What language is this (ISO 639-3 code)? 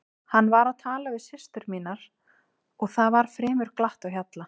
isl